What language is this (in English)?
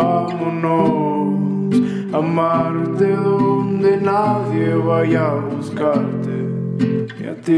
French